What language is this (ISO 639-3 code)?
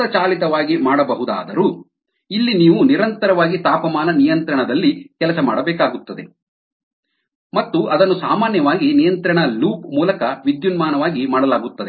kan